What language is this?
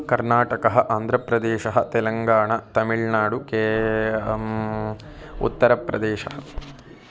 Sanskrit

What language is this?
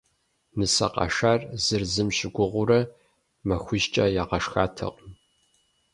Kabardian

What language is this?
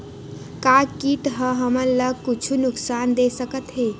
Chhattisgarhi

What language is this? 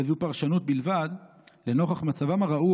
Hebrew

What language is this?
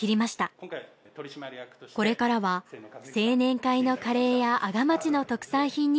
Japanese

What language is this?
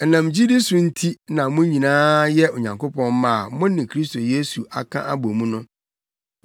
Akan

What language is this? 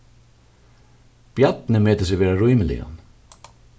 Faroese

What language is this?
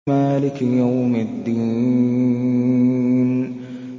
Arabic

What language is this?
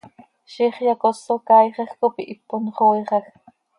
Seri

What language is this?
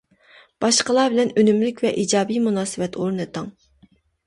Uyghur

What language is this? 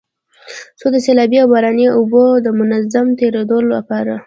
Pashto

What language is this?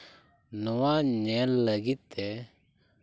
Santali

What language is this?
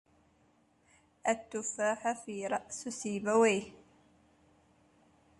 Arabic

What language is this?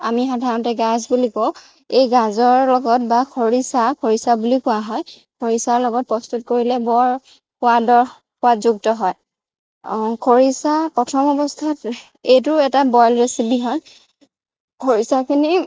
Assamese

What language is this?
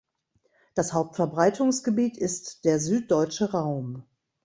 German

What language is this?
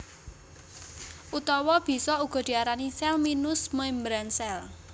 Javanese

